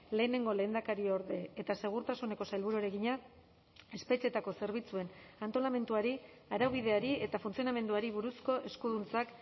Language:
Basque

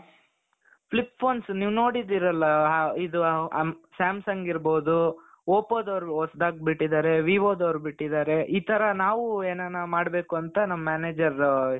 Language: Kannada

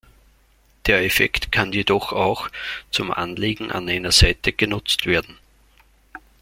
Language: German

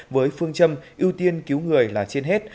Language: Vietnamese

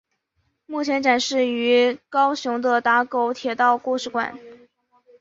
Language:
Chinese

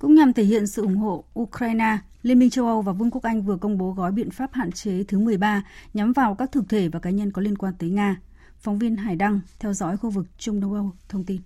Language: Vietnamese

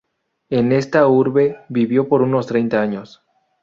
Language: Spanish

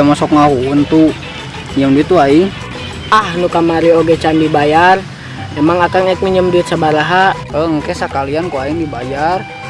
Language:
Indonesian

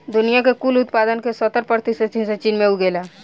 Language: Bhojpuri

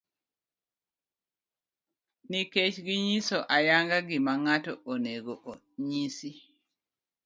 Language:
Luo (Kenya and Tanzania)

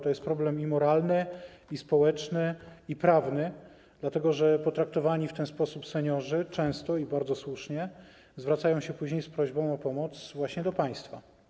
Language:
Polish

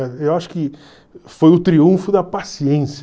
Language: Portuguese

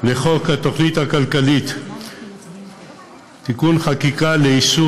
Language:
Hebrew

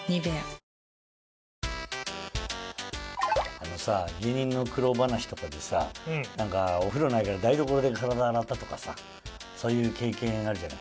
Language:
Japanese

